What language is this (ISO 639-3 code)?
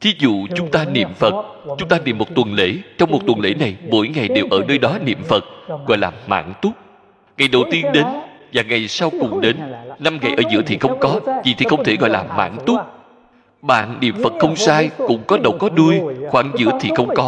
vie